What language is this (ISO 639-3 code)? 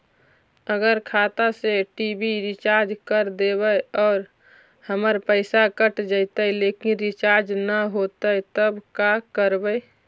mag